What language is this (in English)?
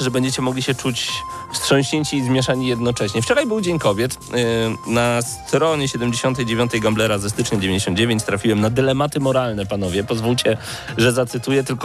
Polish